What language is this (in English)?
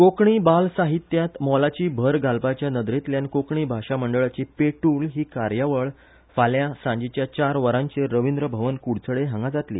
Konkani